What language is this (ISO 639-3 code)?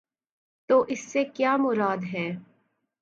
urd